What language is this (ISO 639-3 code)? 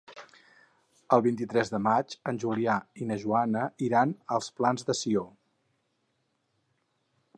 cat